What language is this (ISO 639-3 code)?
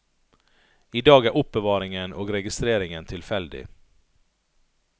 nor